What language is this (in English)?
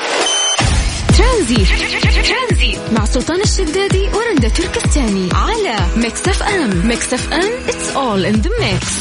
Arabic